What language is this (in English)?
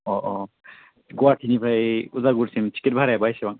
Bodo